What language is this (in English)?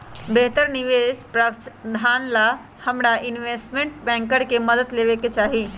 Magahi